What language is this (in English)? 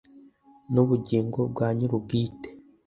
Kinyarwanda